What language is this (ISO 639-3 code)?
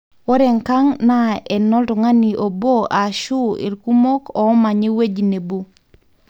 mas